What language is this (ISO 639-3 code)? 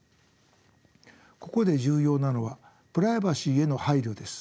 jpn